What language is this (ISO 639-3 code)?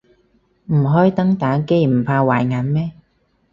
yue